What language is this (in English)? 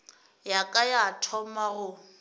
Northern Sotho